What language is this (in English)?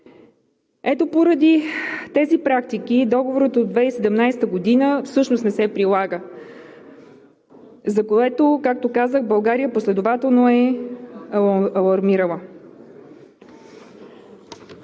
Bulgarian